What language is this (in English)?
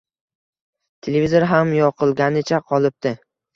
Uzbek